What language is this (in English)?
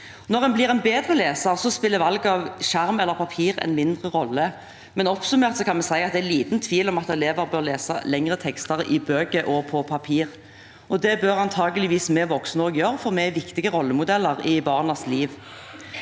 Norwegian